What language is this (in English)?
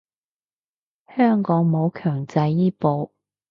Cantonese